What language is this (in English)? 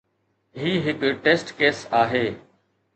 Sindhi